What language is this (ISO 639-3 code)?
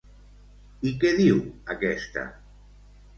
cat